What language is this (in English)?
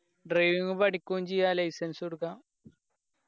Malayalam